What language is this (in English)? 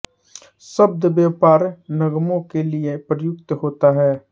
Hindi